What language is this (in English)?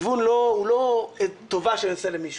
Hebrew